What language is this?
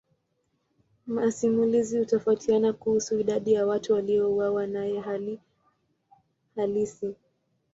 Swahili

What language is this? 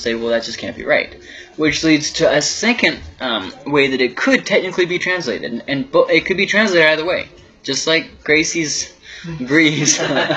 English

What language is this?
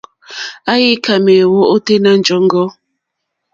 Mokpwe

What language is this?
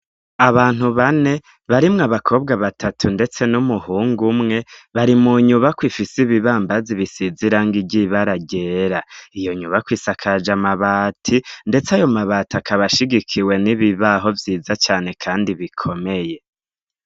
Rundi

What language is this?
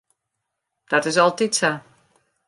Western Frisian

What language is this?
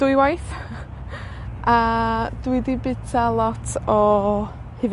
Welsh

